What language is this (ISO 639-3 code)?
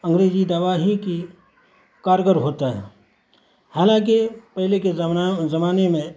urd